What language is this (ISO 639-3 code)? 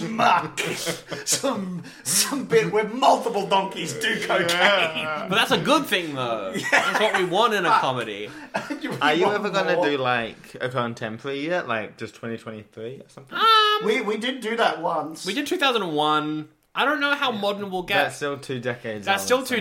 eng